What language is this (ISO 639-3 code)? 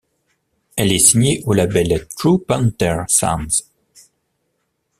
fra